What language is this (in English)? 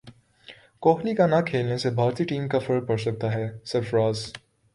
Urdu